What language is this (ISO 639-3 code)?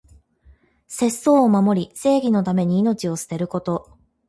jpn